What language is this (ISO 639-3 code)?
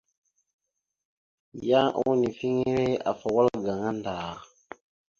mxu